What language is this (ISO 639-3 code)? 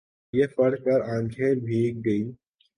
urd